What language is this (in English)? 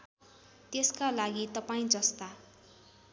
Nepali